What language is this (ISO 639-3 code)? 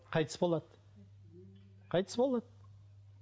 kaz